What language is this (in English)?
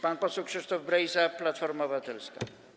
Polish